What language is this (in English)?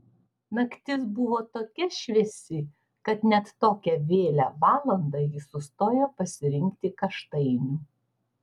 Lithuanian